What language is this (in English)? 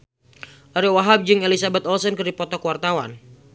Sundanese